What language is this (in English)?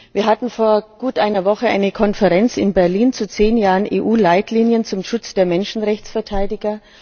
German